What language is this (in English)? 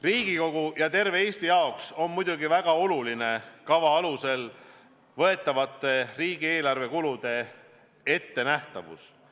Estonian